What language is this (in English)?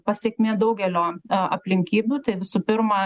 Lithuanian